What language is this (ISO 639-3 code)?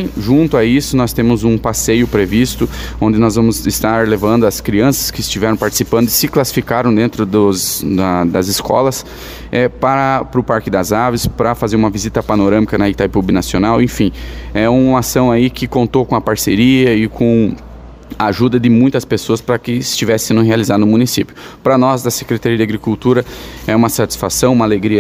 por